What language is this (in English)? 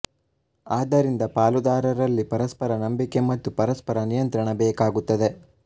Kannada